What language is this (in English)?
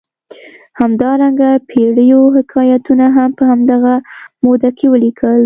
Pashto